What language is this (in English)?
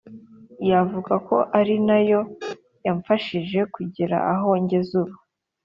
Kinyarwanda